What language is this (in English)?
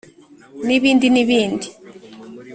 Kinyarwanda